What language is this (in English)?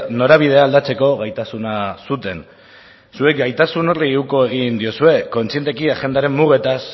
Basque